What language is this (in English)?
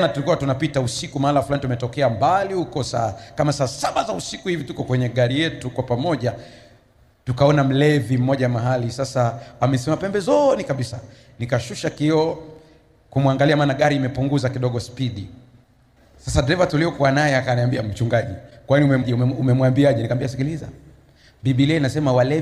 Swahili